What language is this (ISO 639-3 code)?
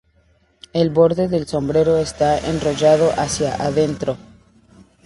spa